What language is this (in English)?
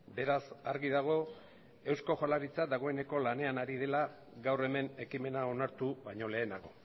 Basque